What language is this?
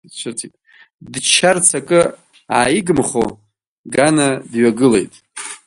Abkhazian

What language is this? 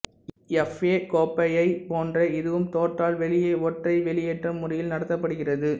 Tamil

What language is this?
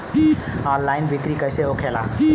Bhojpuri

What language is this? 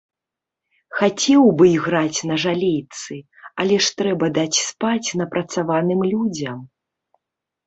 Belarusian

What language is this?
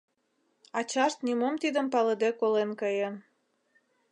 Mari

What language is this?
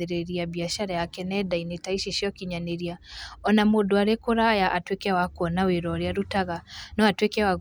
Kikuyu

